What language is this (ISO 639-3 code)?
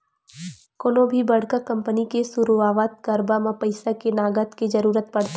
hne